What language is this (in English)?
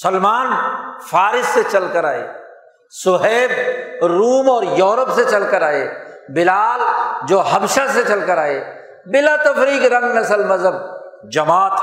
Urdu